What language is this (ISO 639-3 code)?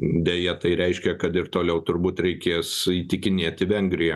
lit